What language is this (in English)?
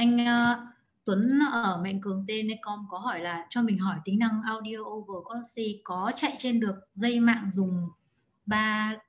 Vietnamese